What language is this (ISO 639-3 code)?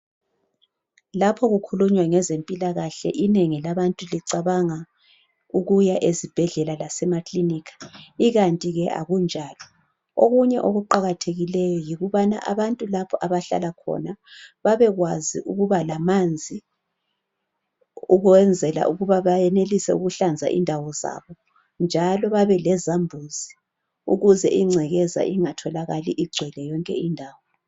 nde